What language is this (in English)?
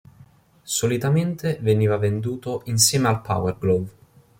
Italian